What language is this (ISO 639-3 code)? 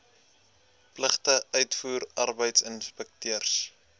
afr